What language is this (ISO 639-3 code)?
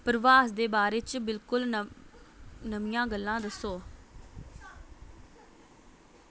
doi